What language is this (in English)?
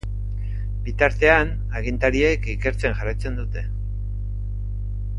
Basque